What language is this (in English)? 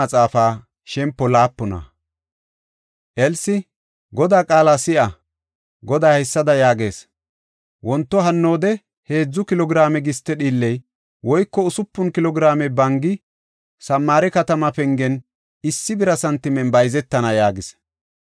Gofa